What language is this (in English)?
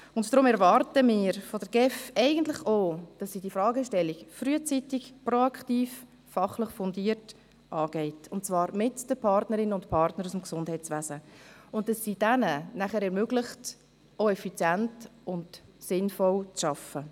Swiss German